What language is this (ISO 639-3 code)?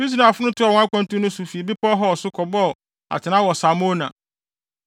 aka